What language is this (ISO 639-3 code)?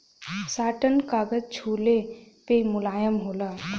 bho